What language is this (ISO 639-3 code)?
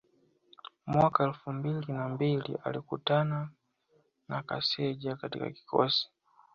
swa